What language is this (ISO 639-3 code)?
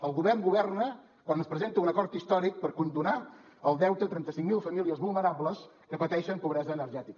cat